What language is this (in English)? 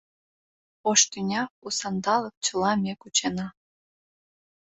Mari